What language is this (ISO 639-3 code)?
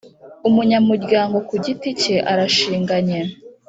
kin